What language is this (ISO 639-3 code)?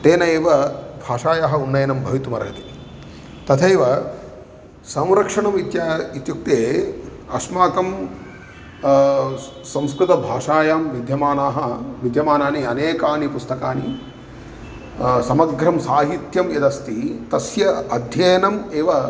san